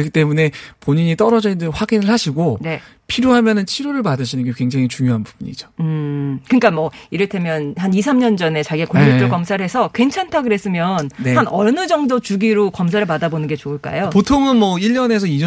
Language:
Korean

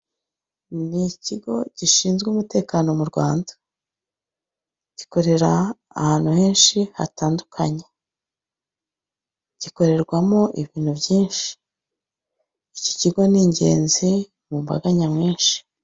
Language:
Kinyarwanda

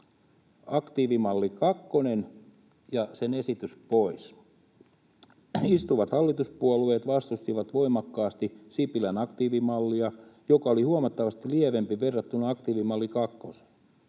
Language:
Finnish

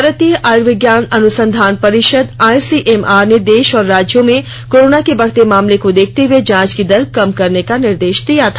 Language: Hindi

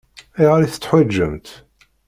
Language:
Kabyle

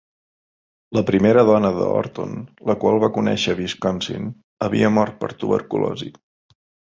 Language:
Catalan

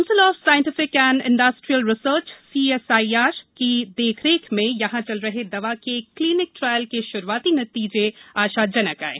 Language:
Hindi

